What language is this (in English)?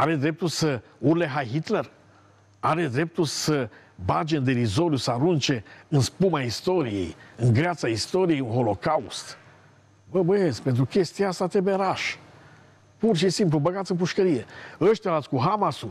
Romanian